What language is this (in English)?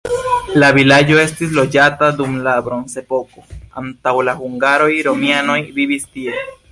Esperanto